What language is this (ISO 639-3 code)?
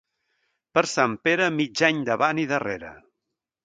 cat